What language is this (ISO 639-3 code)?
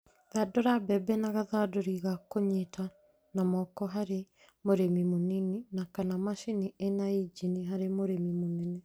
kik